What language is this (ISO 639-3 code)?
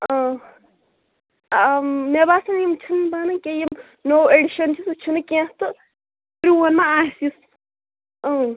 kas